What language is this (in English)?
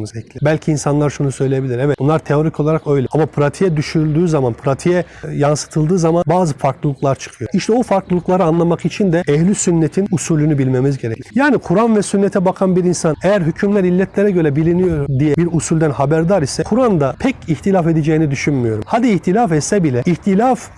Turkish